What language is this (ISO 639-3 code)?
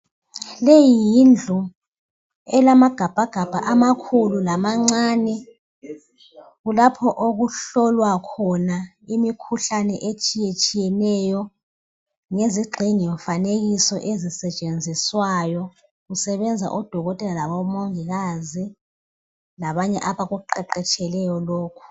nde